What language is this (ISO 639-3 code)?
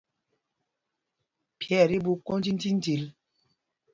mgg